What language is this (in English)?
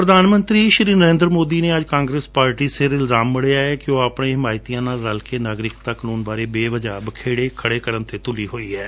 Punjabi